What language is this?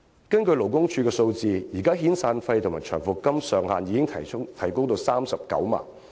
Cantonese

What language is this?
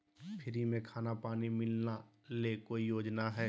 Magahi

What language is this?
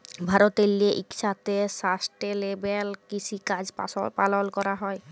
Bangla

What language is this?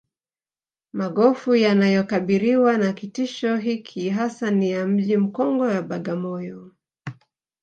Swahili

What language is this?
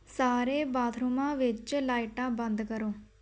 Punjabi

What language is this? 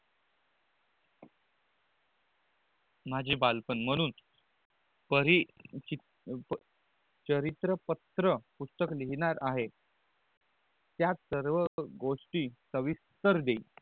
Marathi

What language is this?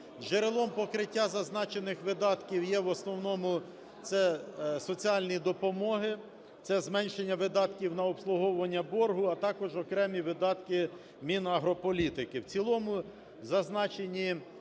Ukrainian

